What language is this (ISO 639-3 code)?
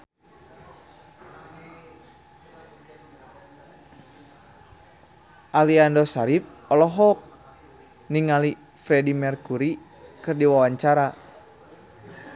sun